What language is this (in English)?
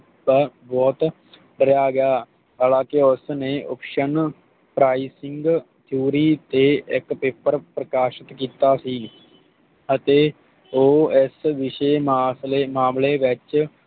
Punjabi